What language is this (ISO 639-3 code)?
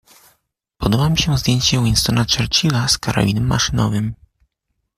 pol